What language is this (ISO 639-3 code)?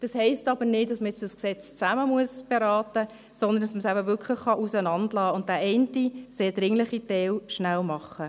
gsw